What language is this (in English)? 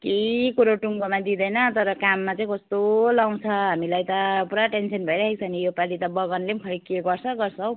Nepali